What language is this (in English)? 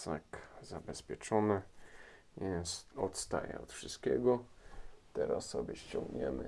Polish